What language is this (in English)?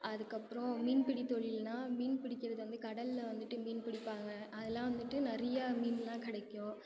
Tamil